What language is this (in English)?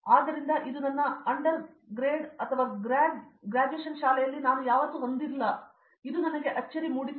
Kannada